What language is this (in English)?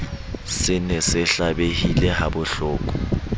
Southern Sotho